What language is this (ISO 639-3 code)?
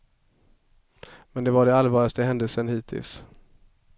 swe